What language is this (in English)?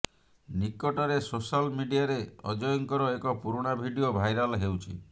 Odia